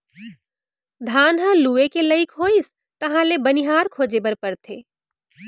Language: Chhattisgarhi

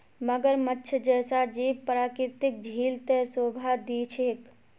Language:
Magahi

